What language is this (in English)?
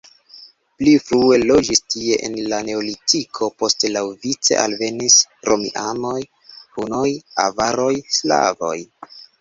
Esperanto